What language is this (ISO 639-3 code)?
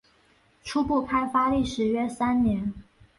zho